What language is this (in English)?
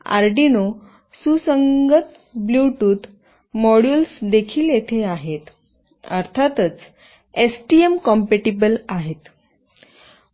Marathi